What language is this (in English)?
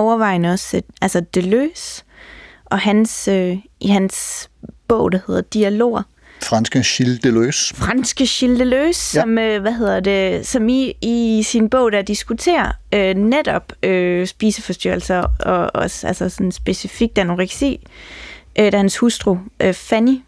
Danish